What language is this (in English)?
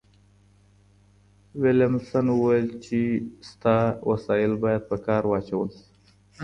Pashto